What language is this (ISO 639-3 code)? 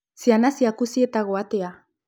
kik